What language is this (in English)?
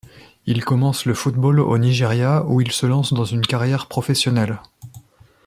French